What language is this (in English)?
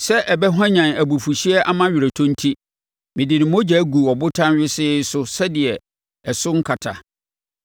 Akan